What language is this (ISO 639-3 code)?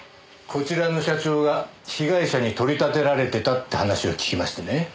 jpn